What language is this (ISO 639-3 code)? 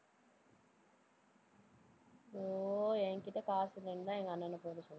tam